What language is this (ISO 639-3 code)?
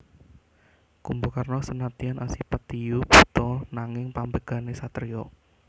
jav